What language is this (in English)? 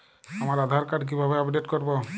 Bangla